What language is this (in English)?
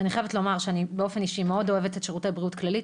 Hebrew